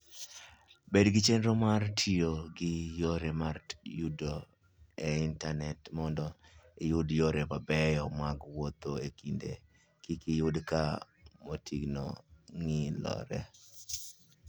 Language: Luo (Kenya and Tanzania)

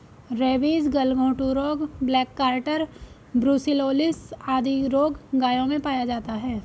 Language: Hindi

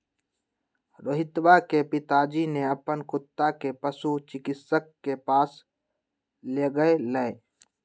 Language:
Magahi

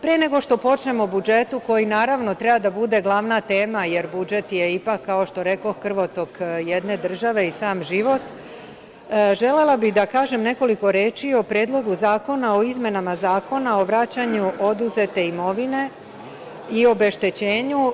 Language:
Serbian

